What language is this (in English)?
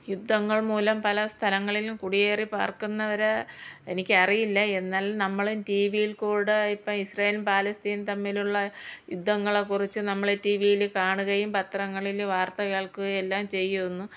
Malayalam